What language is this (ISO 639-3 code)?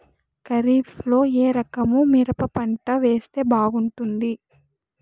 tel